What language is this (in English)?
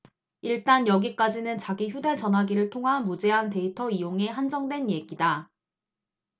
Korean